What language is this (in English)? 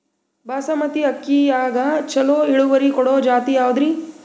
Kannada